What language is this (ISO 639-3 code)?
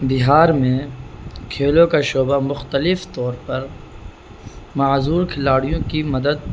urd